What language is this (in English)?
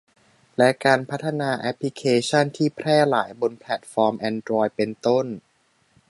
Thai